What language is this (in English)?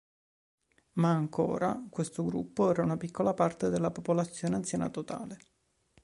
Italian